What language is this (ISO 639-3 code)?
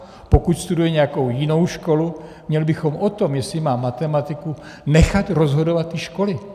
ces